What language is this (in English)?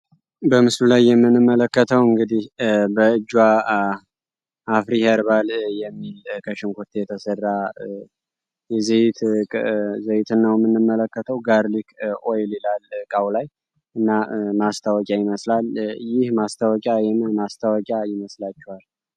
Amharic